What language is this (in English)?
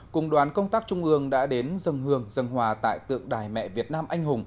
Vietnamese